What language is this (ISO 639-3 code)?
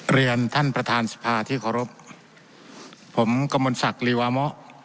tha